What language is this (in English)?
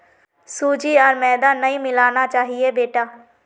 Magahi